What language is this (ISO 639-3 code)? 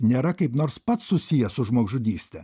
lit